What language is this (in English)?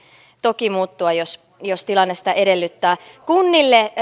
Finnish